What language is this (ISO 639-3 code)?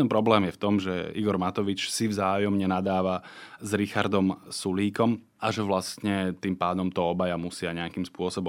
slk